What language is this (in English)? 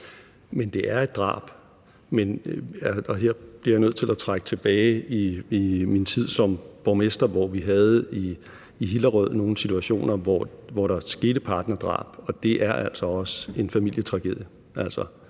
Danish